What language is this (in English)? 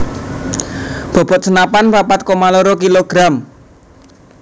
Javanese